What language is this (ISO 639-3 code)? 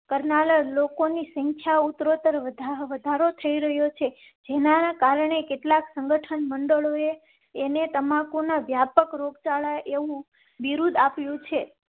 guj